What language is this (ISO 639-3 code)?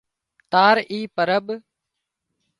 kxp